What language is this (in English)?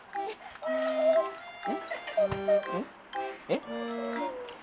Japanese